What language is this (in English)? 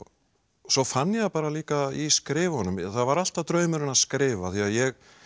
Icelandic